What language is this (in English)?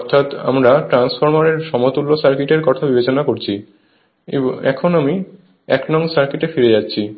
Bangla